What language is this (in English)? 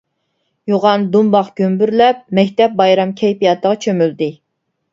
Uyghur